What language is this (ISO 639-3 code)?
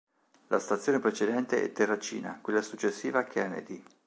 ita